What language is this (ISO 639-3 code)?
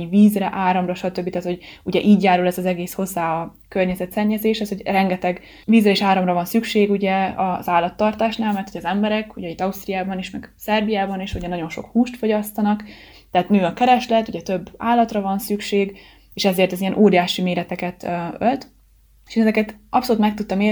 hun